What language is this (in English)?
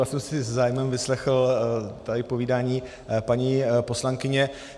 Czech